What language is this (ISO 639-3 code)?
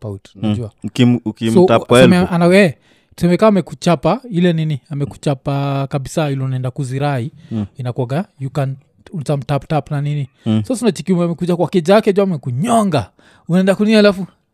swa